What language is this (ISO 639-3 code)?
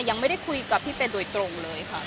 tha